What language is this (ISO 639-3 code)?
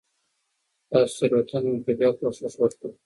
pus